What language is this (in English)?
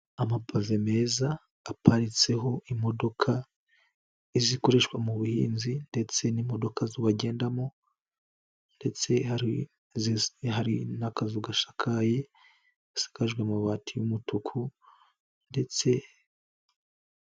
Kinyarwanda